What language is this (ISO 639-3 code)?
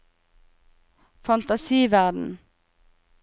nor